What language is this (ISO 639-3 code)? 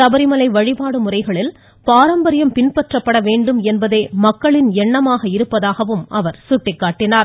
tam